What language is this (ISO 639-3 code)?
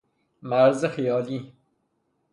fas